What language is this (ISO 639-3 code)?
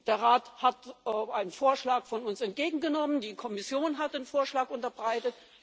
deu